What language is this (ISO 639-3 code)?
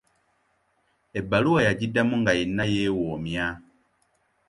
lug